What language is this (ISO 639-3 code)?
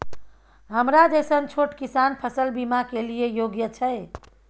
mai